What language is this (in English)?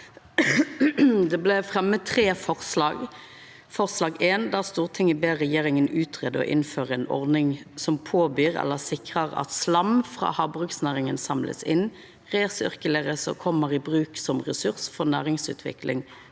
Norwegian